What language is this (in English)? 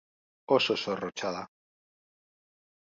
Basque